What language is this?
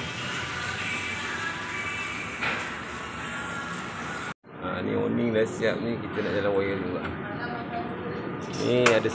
Malay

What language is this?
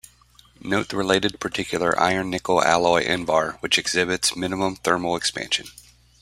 English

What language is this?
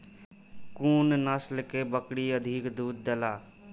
Maithili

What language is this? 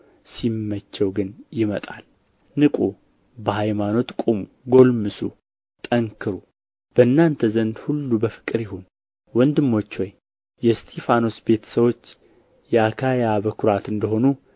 Amharic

